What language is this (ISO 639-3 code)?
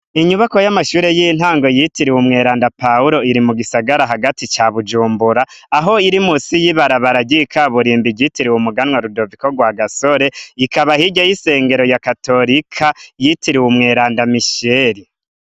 run